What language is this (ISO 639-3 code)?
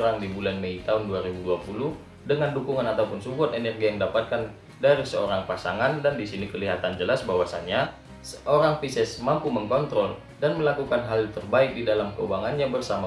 ind